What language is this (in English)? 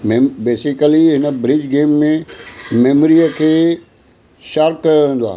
Sindhi